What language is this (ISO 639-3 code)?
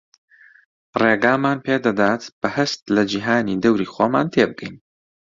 ckb